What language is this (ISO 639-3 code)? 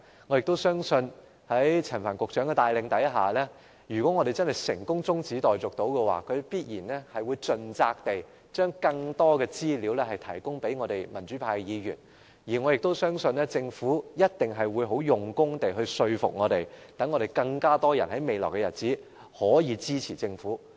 yue